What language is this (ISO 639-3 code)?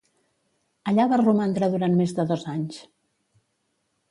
cat